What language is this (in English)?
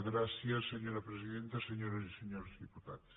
Catalan